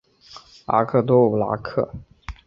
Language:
Chinese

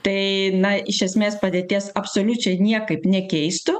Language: Lithuanian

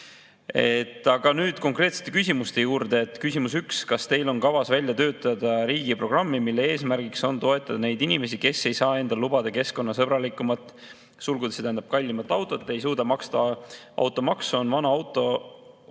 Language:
Estonian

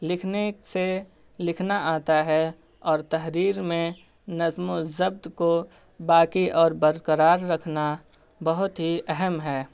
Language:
Urdu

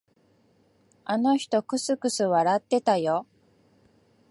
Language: Japanese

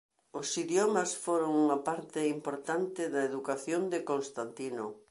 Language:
Galician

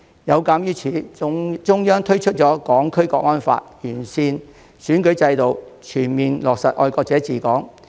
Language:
Cantonese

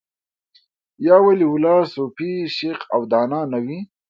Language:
Pashto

